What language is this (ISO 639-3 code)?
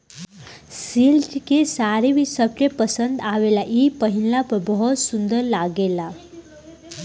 bho